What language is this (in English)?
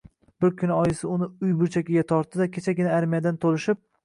Uzbek